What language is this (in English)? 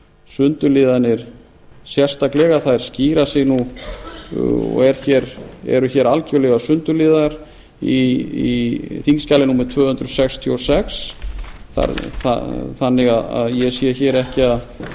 Icelandic